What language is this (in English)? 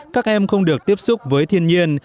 Vietnamese